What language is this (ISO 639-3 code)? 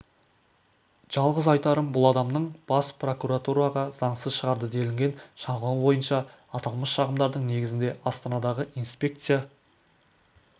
kaz